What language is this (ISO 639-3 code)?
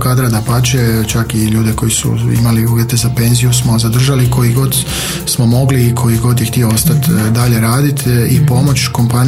hrv